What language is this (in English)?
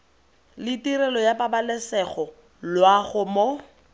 Tswana